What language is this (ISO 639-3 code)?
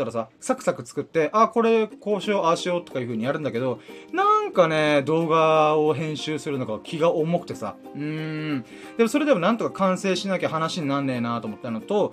jpn